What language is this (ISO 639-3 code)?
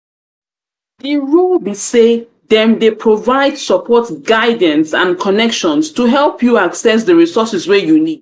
pcm